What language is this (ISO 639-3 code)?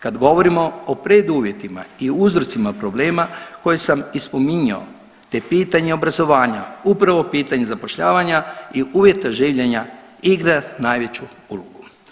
hrv